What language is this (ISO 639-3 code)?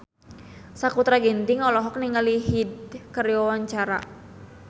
sun